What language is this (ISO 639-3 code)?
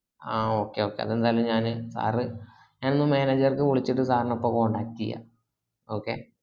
mal